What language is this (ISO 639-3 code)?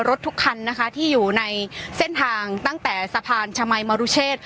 tha